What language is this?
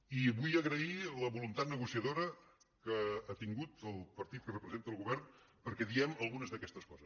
Catalan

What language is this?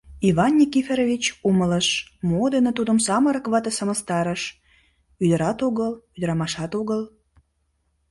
Mari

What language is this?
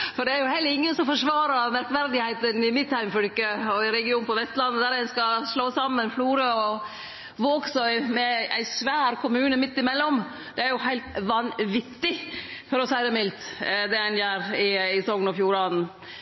Norwegian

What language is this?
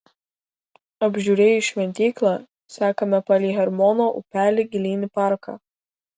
Lithuanian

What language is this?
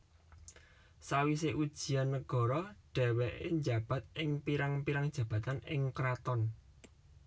Javanese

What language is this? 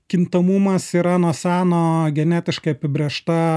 Lithuanian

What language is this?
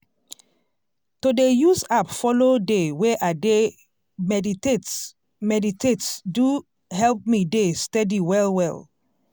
Nigerian Pidgin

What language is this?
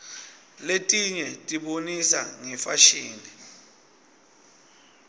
Swati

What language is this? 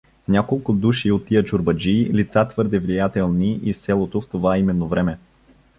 Bulgarian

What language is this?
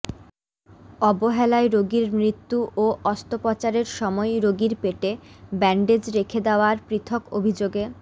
Bangla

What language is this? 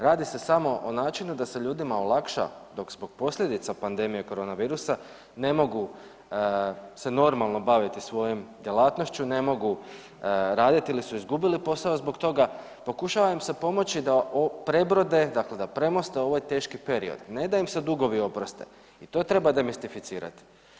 Croatian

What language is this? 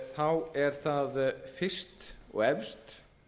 Icelandic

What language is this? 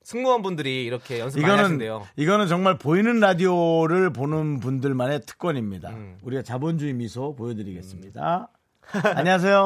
Korean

